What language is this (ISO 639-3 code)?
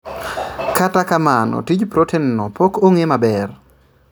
luo